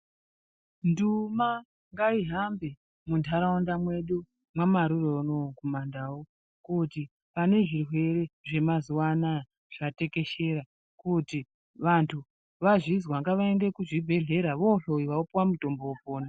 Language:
Ndau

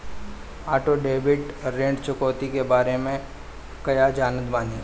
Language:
Bhojpuri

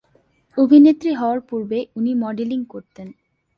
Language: Bangla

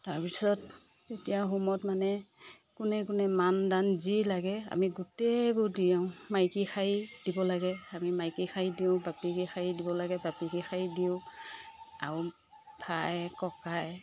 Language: Assamese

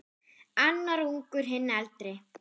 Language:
Icelandic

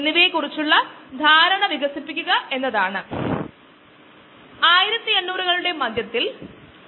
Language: Malayalam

